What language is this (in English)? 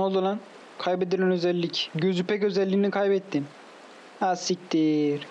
Turkish